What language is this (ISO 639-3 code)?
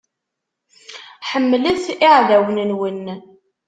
kab